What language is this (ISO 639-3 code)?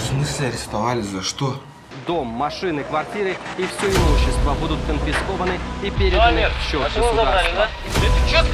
rus